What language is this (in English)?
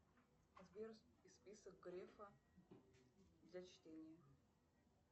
Russian